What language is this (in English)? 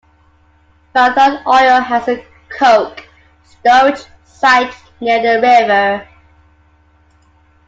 English